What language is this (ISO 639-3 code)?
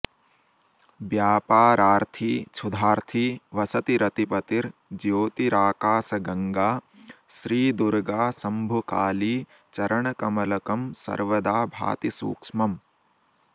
san